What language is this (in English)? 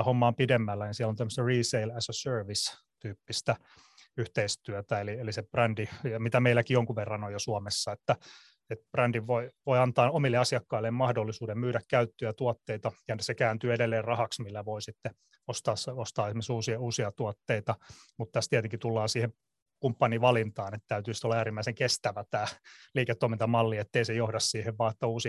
Finnish